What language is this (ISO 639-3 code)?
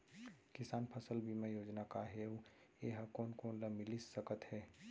hne